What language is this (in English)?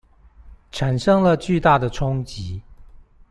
Chinese